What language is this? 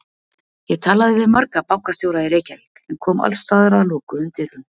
Icelandic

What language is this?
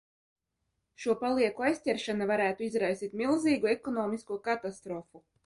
Latvian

